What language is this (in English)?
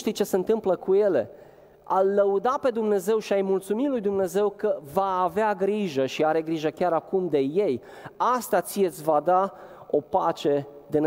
Romanian